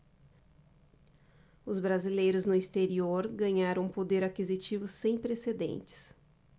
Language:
Portuguese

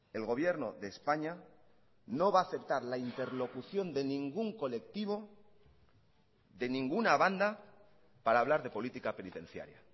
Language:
Spanish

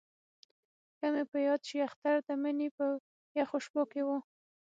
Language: Pashto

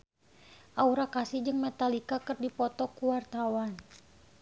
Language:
Sundanese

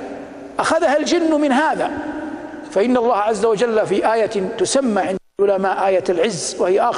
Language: Arabic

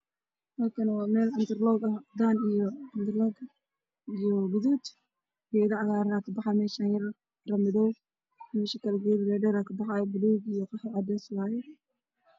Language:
Somali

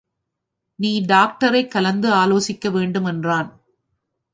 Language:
Tamil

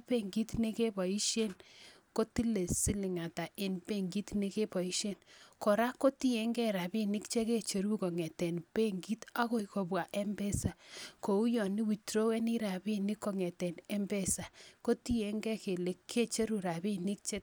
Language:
Kalenjin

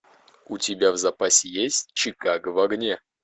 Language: Russian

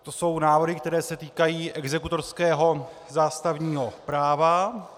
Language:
Czech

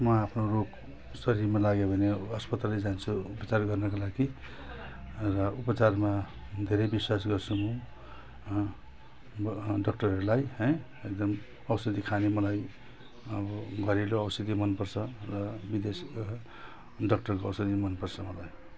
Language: Nepali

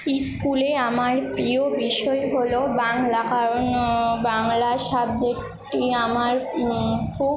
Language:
Bangla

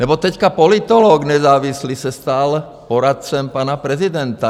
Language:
Czech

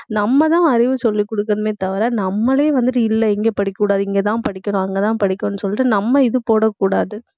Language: Tamil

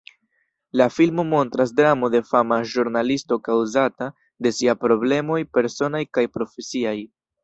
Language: Esperanto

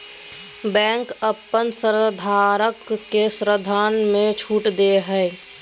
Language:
Magahi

